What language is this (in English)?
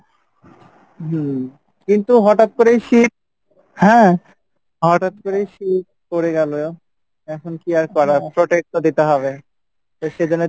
Bangla